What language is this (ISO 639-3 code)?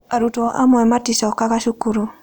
kik